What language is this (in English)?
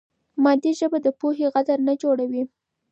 Pashto